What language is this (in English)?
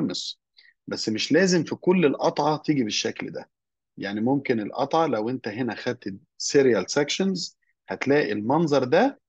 Arabic